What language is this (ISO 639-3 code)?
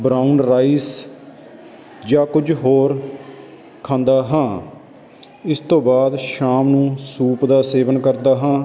pan